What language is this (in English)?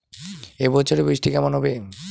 Bangla